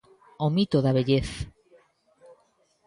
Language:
Galician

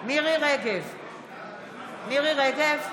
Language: Hebrew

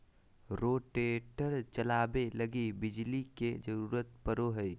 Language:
Magahi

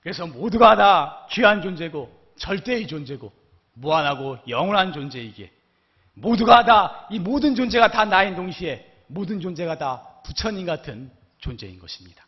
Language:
Korean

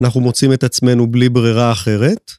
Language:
Hebrew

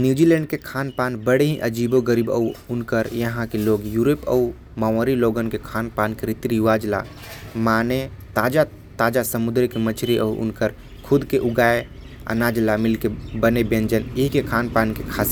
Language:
Korwa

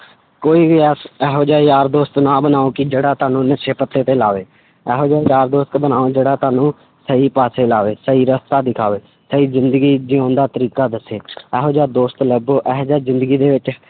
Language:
Punjabi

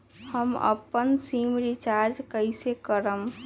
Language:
Magahi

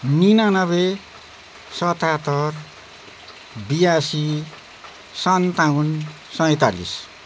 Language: Nepali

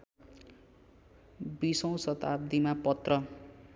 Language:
Nepali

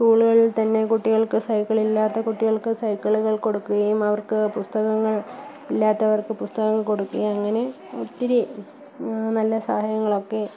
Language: Malayalam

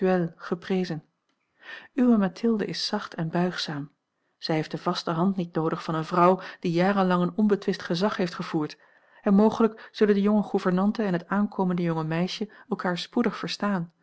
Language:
Dutch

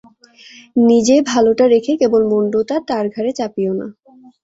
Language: Bangla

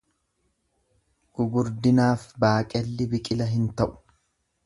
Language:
Oromo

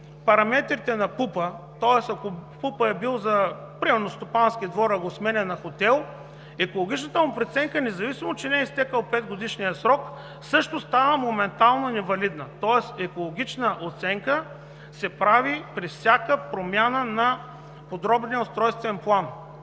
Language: Bulgarian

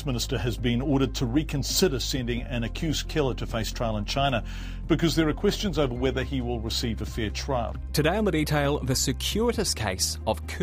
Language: English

